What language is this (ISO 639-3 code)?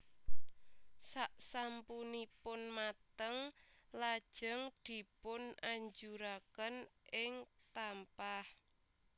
jav